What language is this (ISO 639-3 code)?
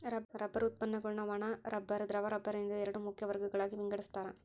kan